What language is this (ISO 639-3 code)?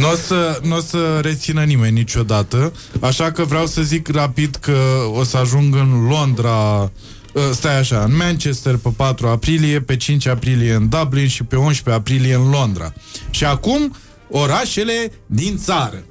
ron